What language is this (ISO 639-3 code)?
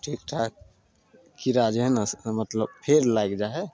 mai